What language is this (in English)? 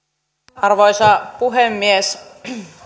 Finnish